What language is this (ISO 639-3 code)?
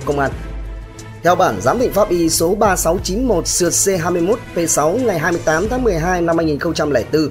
vie